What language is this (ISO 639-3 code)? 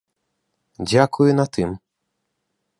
bel